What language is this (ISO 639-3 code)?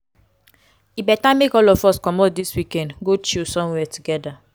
pcm